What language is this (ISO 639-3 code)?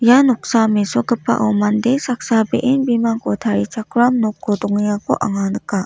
grt